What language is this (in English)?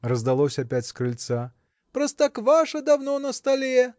Russian